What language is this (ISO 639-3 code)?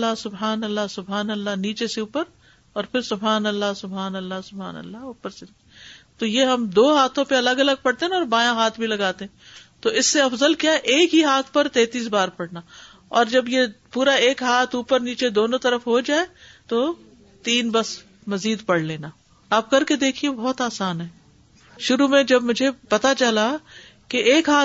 urd